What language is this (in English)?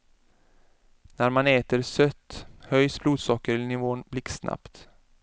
Swedish